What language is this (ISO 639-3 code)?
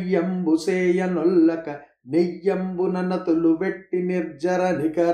tel